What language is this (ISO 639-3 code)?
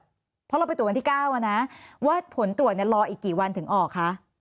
tha